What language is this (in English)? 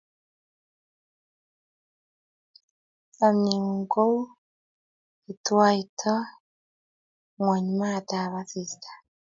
Kalenjin